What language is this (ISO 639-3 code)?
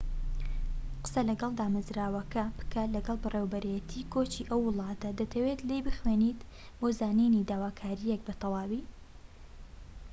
ckb